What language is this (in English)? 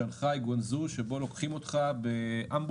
Hebrew